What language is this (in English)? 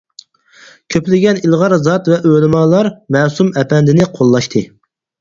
Uyghur